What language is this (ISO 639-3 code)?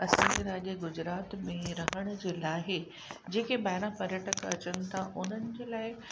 snd